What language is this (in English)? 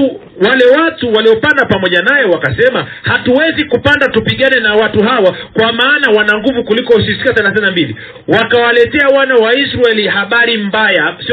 Swahili